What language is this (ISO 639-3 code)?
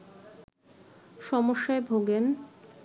ben